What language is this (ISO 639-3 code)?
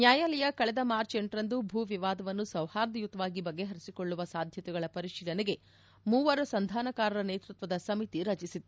kan